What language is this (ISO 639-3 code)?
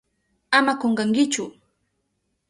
qup